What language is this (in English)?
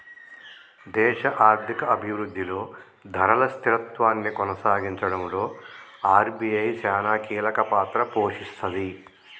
Telugu